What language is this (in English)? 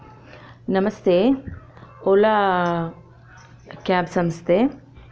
Kannada